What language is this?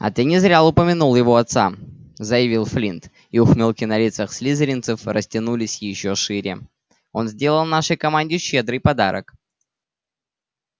Russian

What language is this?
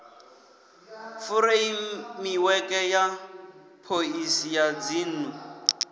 Venda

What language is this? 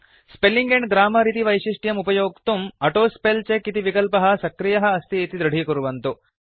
Sanskrit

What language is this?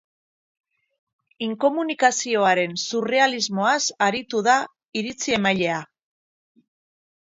Basque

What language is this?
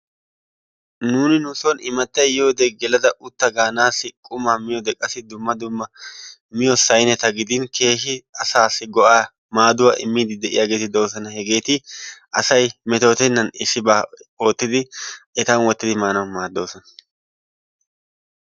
Wolaytta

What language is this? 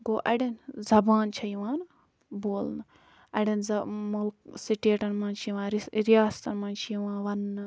Kashmiri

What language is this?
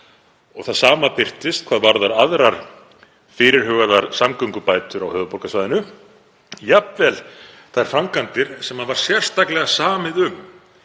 Icelandic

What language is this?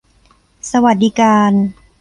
Thai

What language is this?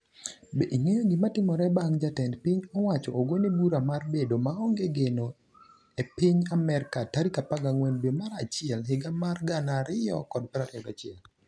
Luo (Kenya and Tanzania)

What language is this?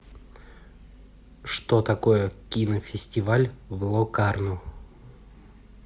Russian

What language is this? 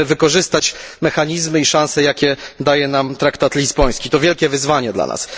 Polish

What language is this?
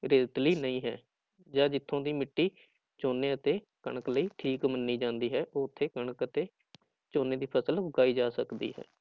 Punjabi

